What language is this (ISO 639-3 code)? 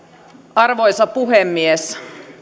fin